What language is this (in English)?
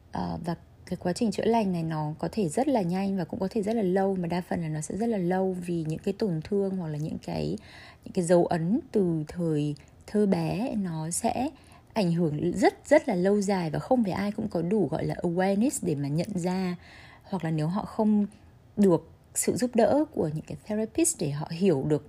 Vietnamese